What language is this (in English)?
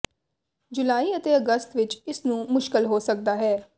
Punjabi